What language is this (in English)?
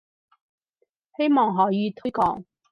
Cantonese